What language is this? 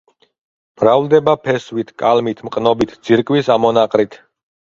Georgian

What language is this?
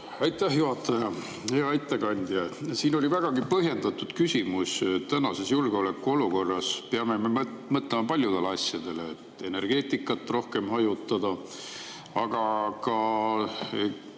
Estonian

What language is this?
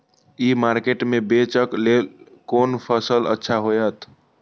Maithili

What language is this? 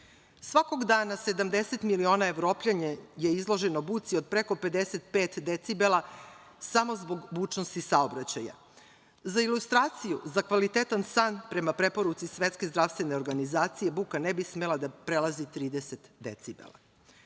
Serbian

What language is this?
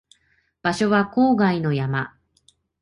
Japanese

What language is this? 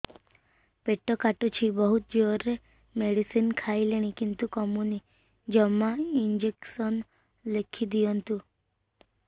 Odia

